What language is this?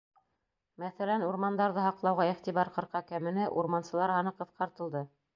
Bashkir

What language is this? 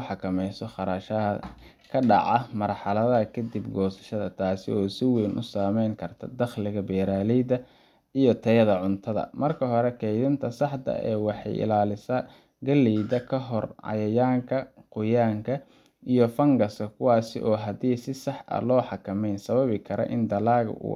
Somali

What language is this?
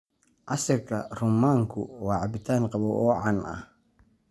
Somali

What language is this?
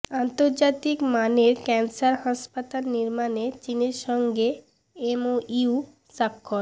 Bangla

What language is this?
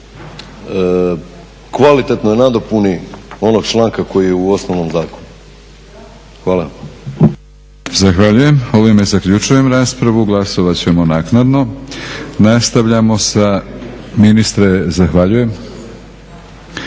Croatian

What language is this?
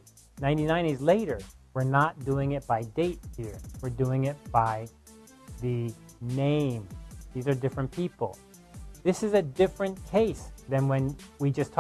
English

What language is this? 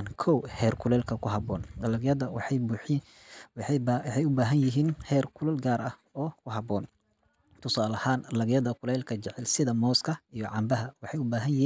Somali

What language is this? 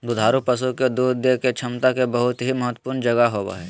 Magahi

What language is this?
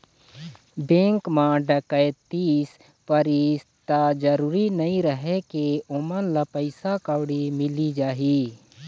Chhattisgarhi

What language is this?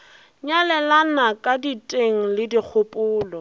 Northern Sotho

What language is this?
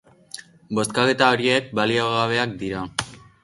Basque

